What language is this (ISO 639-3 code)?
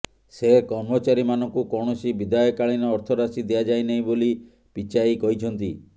ori